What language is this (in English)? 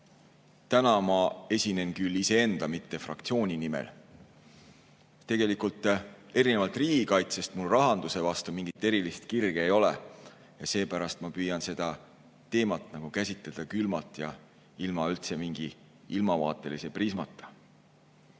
Estonian